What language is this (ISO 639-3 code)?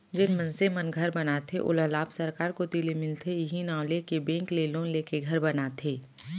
hne